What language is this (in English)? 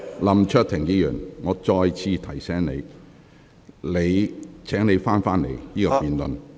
Cantonese